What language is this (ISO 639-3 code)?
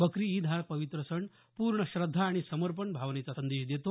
mar